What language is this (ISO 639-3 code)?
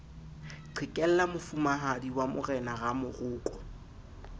sot